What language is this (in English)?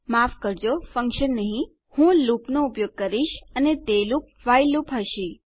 Gujarati